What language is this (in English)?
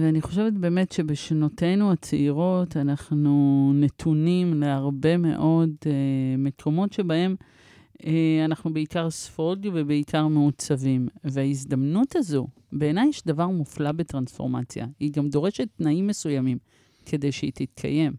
Hebrew